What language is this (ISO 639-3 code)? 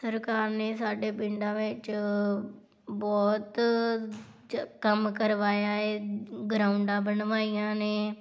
pan